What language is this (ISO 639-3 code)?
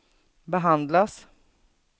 swe